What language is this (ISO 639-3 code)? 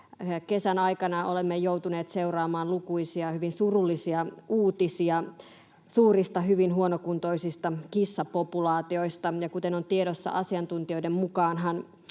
fin